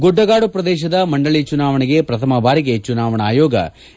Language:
Kannada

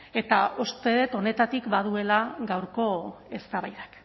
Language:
Basque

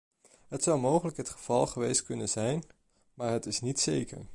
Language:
Dutch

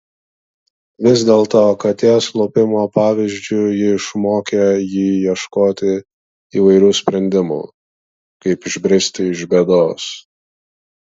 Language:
Lithuanian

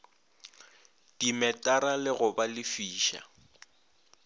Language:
Northern Sotho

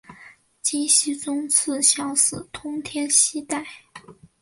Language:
Chinese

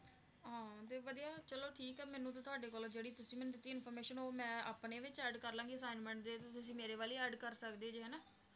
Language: Punjabi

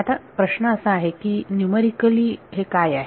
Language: Marathi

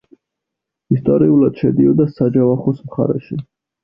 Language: Georgian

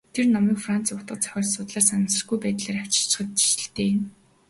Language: Mongolian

